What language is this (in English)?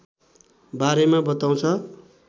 Nepali